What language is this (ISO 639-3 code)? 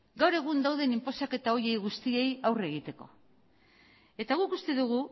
eus